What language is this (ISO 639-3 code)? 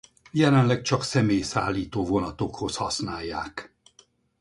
hun